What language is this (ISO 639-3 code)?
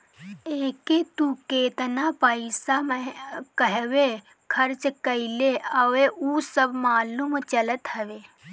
bho